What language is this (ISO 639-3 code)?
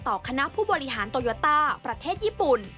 tha